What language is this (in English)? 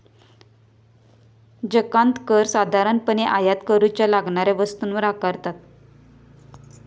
Marathi